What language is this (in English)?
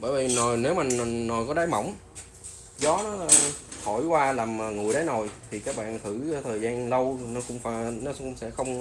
Vietnamese